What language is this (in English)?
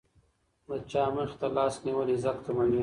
Pashto